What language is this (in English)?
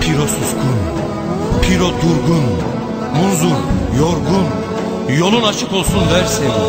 Turkish